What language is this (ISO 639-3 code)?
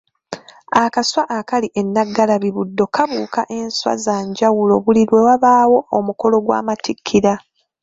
lug